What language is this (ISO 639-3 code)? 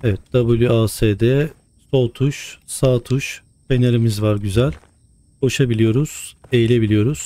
tur